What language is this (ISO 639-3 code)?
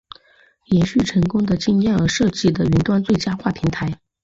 zho